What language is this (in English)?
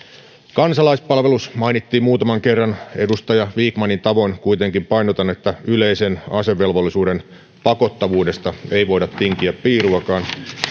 Finnish